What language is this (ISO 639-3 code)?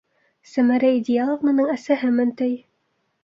bak